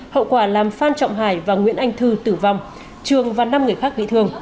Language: Vietnamese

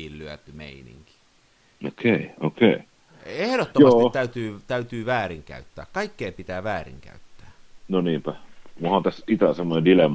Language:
Finnish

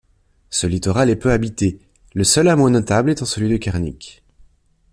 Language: French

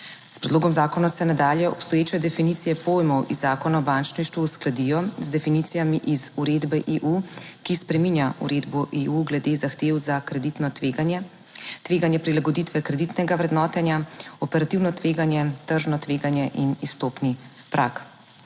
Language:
Slovenian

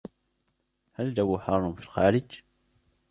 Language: Arabic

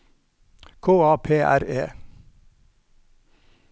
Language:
Norwegian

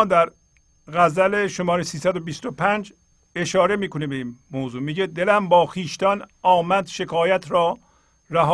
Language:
Persian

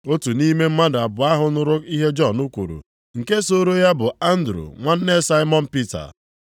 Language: Igbo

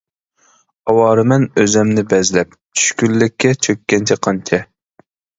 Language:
Uyghur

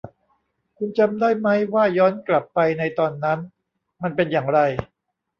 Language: Thai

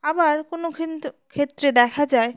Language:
Bangla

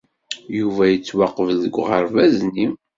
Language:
Kabyle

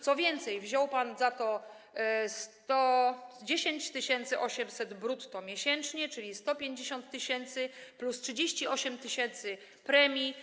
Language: Polish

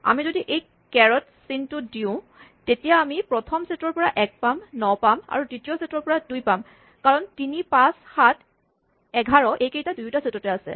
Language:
Assamese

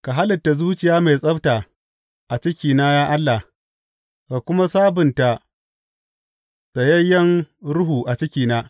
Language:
Hausa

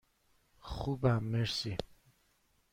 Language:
Persian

